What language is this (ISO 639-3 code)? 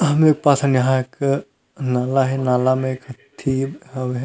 hne